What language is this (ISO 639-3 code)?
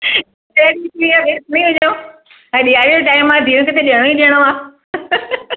snd